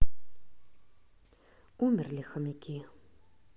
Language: Russian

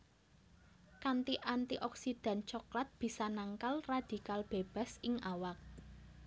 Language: Javanese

